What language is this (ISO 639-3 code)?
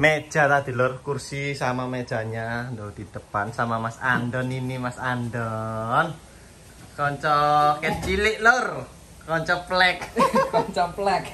ind